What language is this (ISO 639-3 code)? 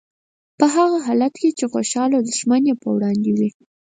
pus